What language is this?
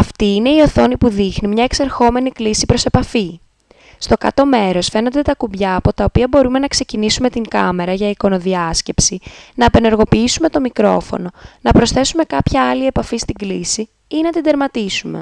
Greek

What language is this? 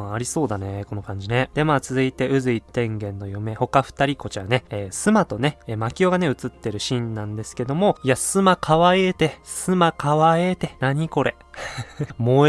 Japanese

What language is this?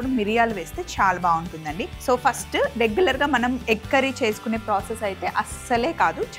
Telugu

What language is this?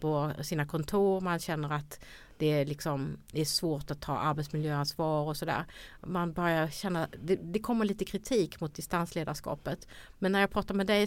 Swedish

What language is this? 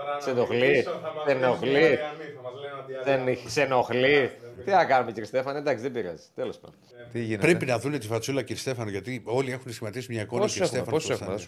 Greek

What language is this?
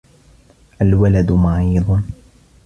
Arabic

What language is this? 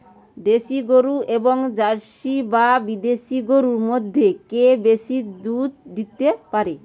Bangla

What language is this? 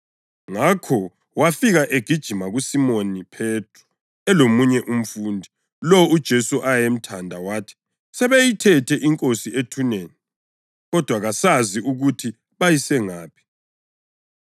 North Ndebele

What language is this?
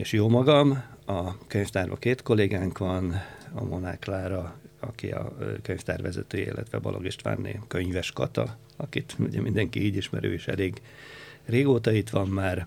Hungarian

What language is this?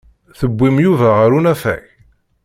Kabyle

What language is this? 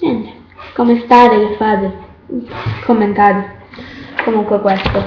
Italian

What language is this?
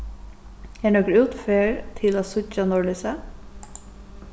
Faroese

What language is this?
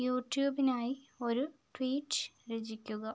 Malayalam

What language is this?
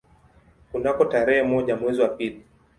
Swahili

